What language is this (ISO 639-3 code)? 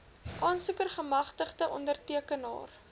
afr